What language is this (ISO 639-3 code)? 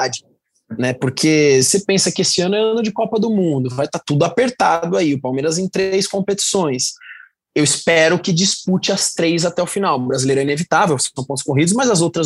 por